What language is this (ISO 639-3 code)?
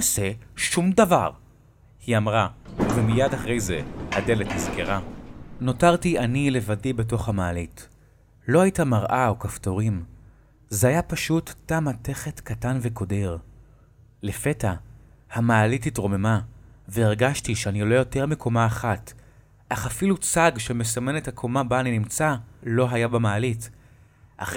heb